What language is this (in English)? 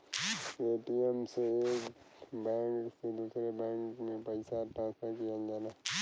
Bhojpuri